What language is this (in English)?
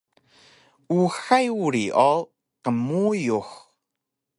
Taroko